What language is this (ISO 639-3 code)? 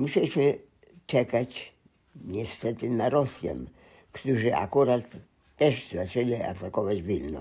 pol